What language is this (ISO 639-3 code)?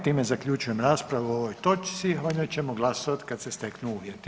hrv